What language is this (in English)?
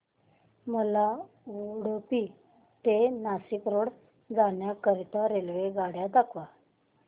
Marathi